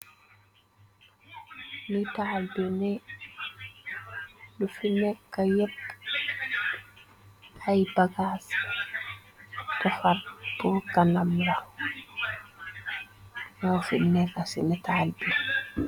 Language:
Wolof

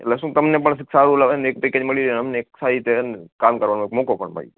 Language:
Gujarati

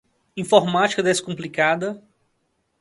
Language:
Portuguese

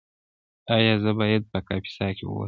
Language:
Pashto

